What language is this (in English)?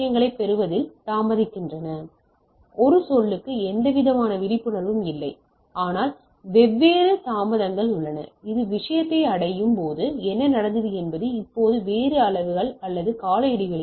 Tamil